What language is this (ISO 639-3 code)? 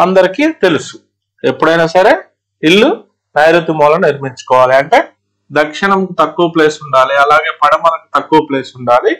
tel